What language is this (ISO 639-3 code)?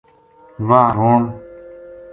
gju